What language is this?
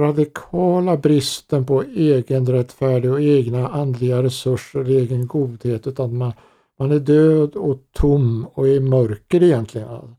Swedish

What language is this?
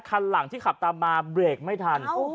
Thai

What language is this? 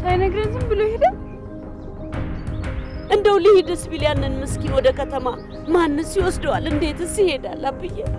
Amharic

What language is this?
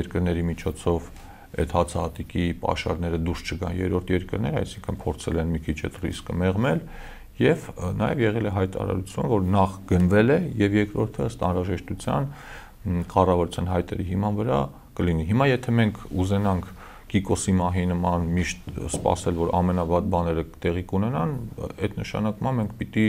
Romanian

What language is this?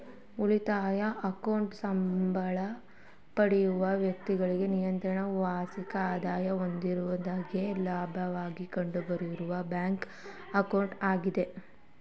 Kannada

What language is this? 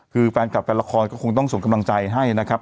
Thai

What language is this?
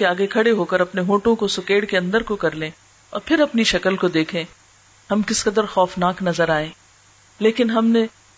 Urdu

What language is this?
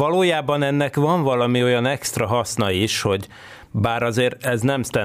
Hungarian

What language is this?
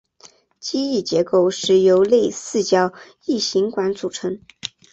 Chinese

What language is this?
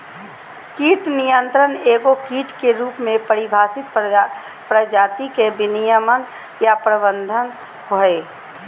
Magahi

